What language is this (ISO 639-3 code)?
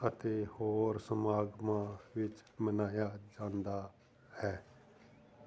pan